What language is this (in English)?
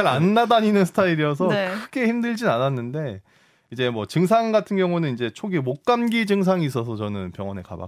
Korean